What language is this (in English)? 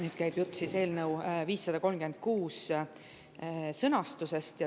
Estonian